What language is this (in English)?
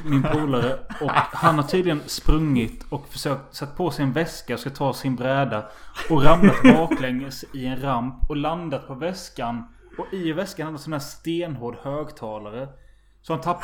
Swedish